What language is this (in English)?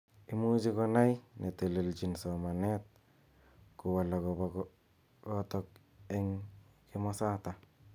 Kalenjin